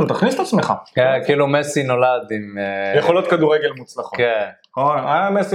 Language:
Hebrew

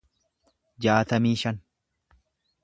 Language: Oromo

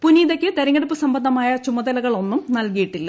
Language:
Malayalam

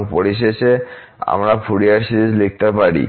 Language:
Bangla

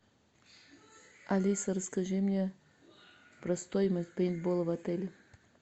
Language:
Russian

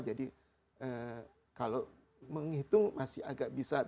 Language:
Indonesian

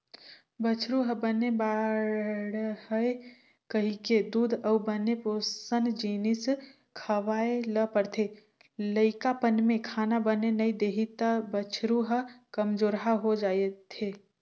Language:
Chhattisgarhi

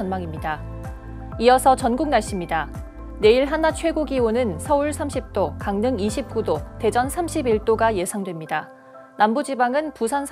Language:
Korean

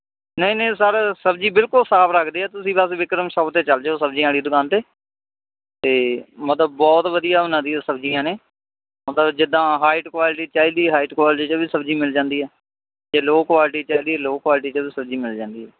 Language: Punjabi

